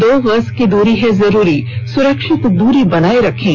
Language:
Hindi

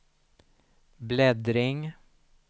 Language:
Swedish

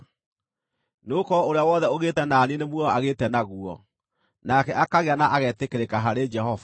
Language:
Kikuyu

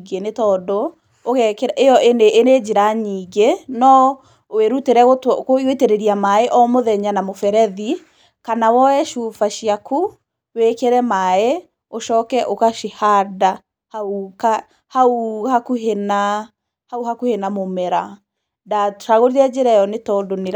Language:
Kikuyu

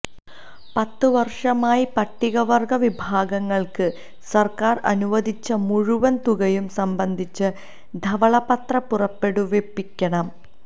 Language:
Malayalam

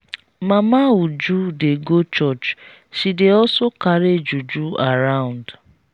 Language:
Nigerian Pidgin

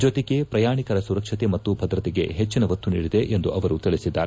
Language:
Kannada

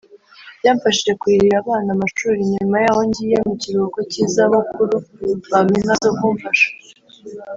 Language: Kinyarwanda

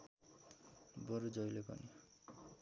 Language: Nepali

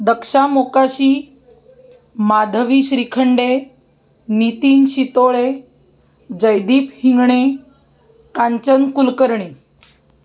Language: Marathi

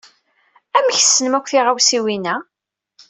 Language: Kabyle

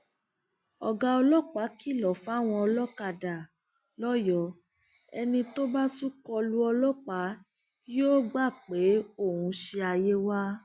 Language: Yoruba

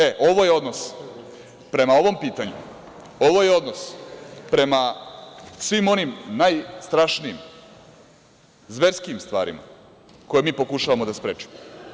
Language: Serbian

